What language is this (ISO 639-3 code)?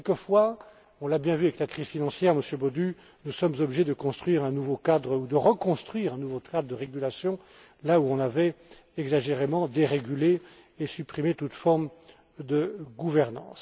fra